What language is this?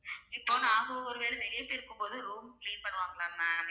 Tamil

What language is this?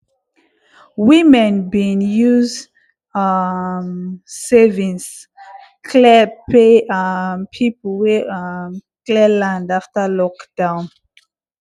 Nigerian Pidgin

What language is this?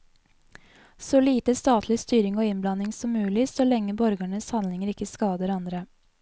Norwegian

